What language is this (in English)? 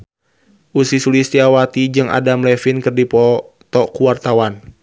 Sundanese